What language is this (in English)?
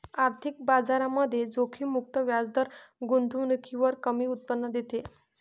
Marathi